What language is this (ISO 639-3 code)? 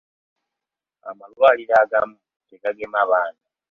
lug